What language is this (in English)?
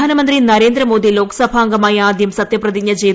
Malayalam